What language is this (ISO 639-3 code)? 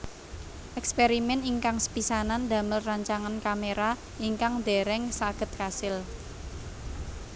jav